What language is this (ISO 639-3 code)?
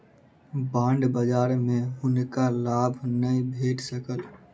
mai